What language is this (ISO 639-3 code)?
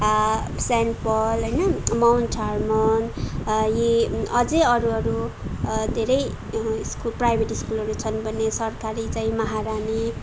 nep